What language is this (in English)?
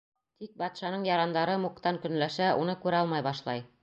Bashkir